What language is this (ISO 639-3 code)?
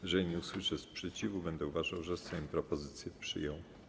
pol